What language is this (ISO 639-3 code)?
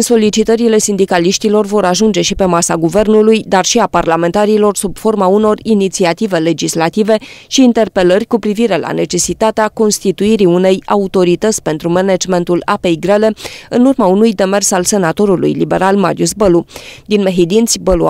ron